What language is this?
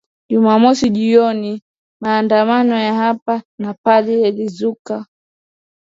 Swahili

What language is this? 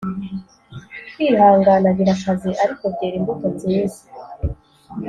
Kinyarwanda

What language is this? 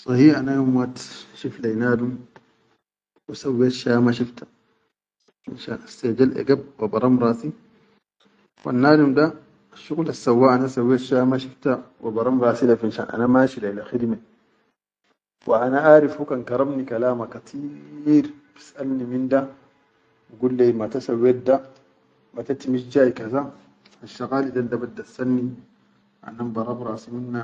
Chadian Arabic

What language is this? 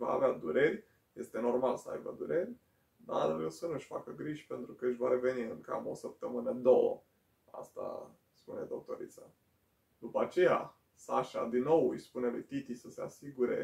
Romanian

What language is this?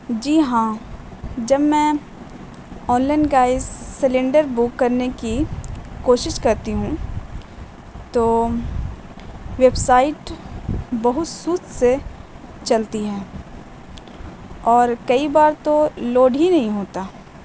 Urdu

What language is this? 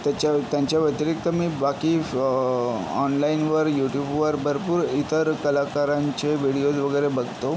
Marathi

